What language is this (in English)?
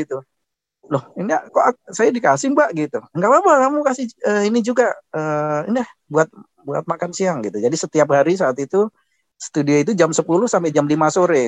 Indonesian